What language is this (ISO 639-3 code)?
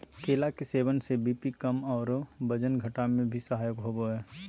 mag